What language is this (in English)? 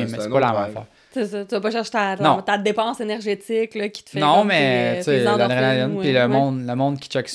French